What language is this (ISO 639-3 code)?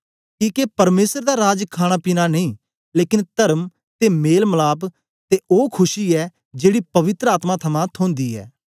doi